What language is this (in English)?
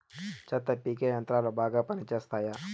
Telugu